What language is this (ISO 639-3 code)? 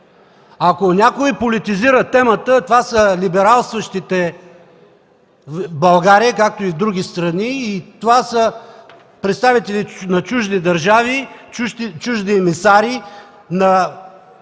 bul